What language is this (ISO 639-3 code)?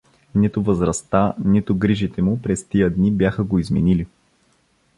bul